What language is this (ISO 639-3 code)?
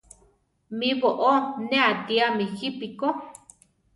tar